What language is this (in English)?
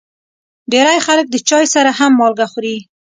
Pashto